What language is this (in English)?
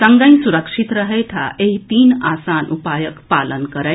Maithili